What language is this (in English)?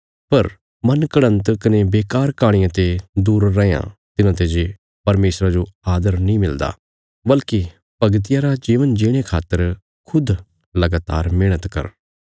Bilaspuri